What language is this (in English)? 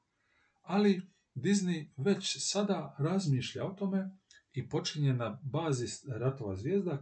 Croatian